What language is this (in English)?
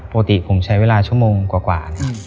Thai